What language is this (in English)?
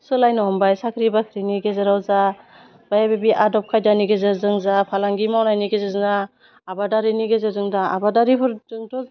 Bodo